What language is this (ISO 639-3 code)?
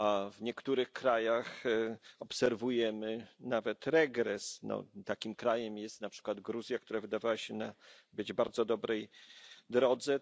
pol